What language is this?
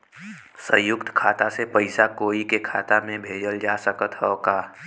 Bhojpuri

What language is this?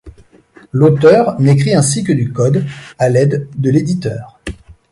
French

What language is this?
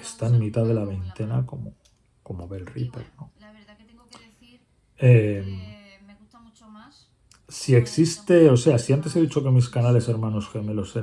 Spanish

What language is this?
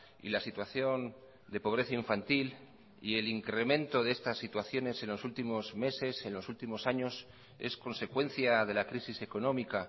Spanish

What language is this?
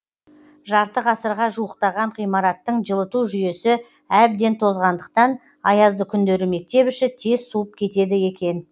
Kazakh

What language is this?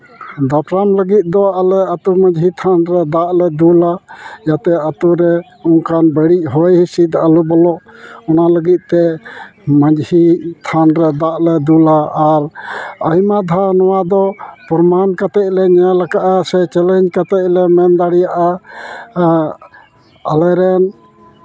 Santali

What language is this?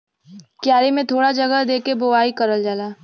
Bhojpuri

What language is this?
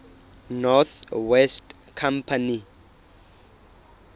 Southern Sotho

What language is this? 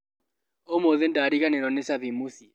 Kikuyu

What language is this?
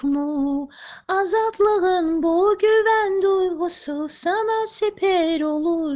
Russian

